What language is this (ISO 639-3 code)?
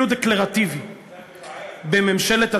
heb